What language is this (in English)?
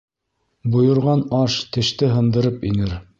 Bashkir